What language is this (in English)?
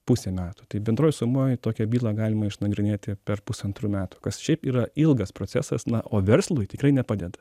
Lithuanian